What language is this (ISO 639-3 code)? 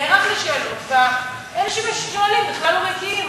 heb